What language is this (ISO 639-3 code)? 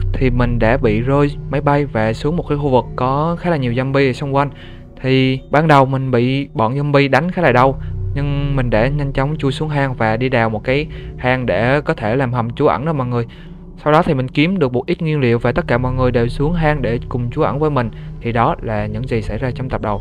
vie